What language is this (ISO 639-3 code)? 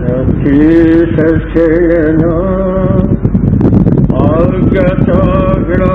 tur